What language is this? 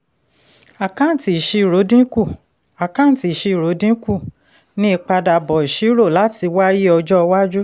Yoruba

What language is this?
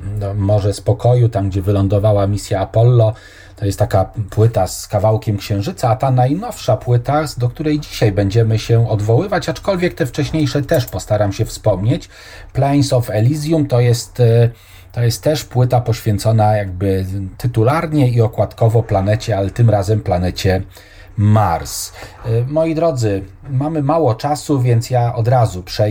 Polish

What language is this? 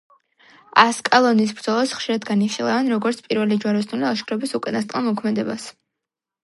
Georgian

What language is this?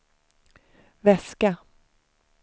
Swedish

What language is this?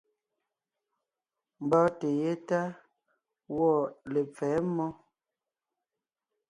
Ngiemboon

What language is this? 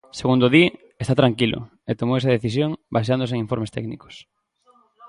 Galician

